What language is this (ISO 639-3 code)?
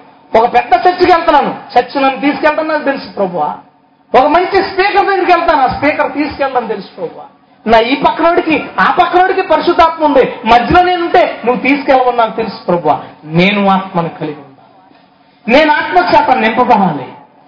tel